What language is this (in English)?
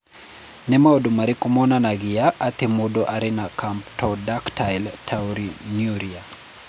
Kikuyu